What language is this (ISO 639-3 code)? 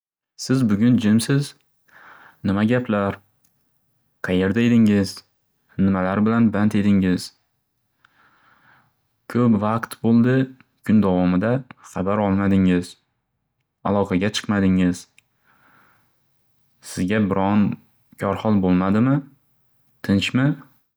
uzb